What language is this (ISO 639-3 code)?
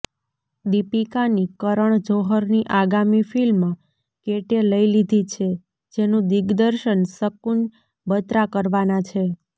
guj